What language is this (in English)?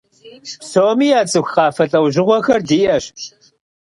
Kabardian